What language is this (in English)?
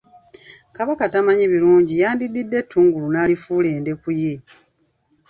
Ganda